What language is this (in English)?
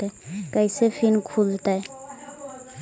Magahi